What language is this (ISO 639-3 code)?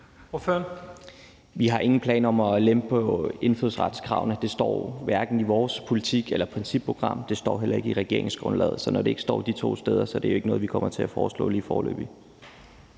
dan